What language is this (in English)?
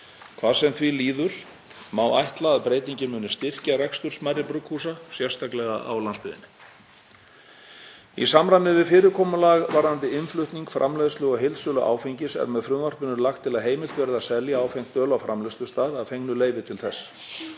Icelandic